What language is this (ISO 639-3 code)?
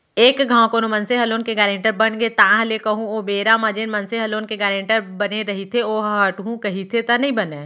hne